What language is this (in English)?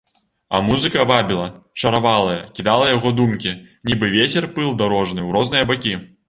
Belarusian